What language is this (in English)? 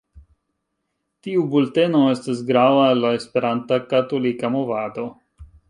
Esperanto